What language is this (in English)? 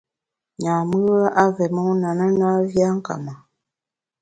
Bamun